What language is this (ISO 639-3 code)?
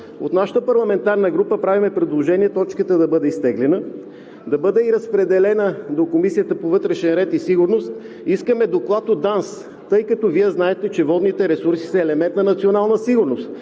bul